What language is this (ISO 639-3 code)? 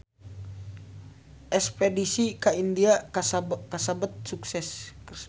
sun